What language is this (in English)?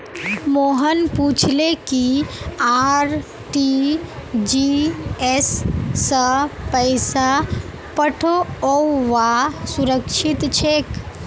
Magahi